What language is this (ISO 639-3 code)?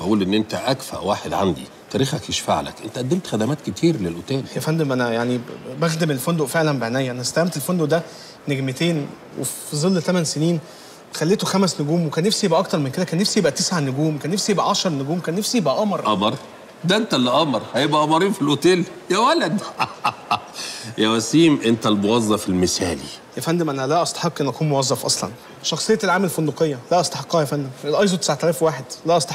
ara